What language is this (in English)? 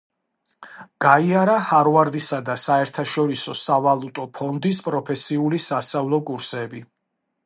Georgian